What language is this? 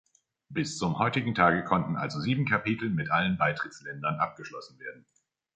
German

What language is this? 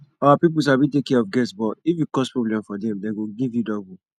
Nigerian Pidgin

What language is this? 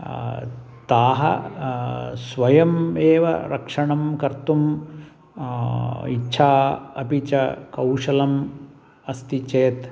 Sanskrit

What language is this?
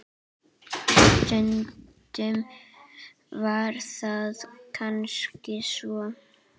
Icelandic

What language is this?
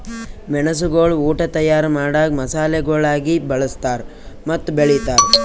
Kannada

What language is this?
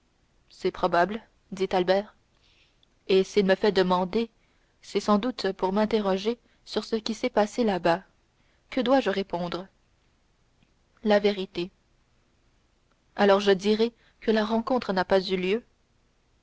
French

